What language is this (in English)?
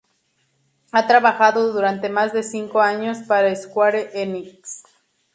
Spanish